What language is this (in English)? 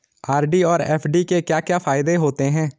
Hindi